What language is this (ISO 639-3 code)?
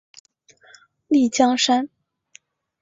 zho